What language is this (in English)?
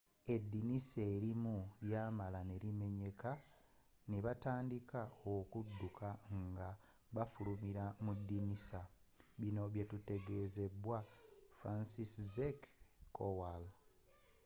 Ganda